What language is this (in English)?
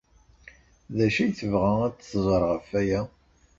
Kabyle